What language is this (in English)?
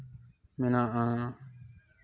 Santali